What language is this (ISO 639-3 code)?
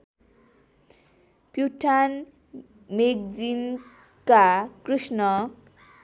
nep